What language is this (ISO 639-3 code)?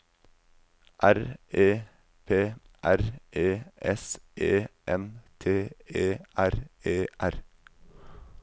nor